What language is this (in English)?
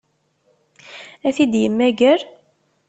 Kabyle